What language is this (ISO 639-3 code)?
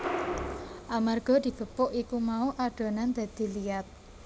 jav